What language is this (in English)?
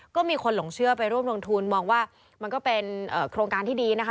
Thai